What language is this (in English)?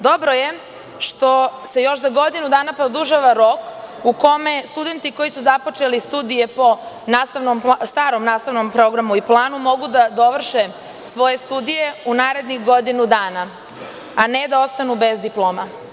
Serbian